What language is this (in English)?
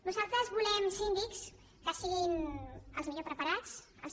Catalan